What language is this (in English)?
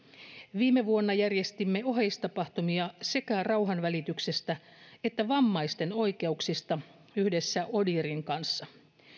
Finnish